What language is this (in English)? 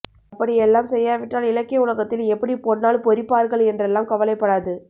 Tamil